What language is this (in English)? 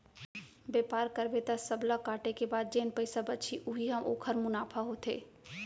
Chhattisgarhi